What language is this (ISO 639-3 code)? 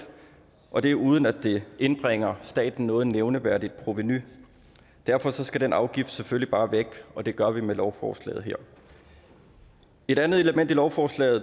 dan